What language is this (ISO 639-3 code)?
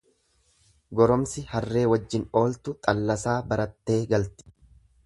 orm